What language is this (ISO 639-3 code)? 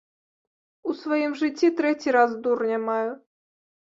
bel